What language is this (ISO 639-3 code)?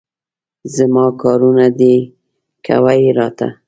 pus